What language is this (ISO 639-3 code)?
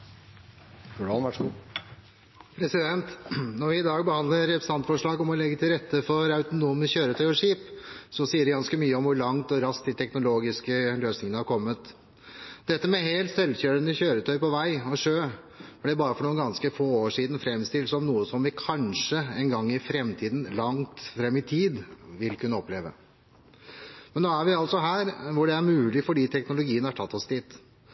nor